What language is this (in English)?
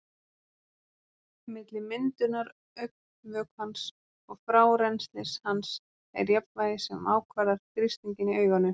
Icelandic